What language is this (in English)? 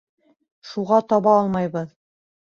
Bashkir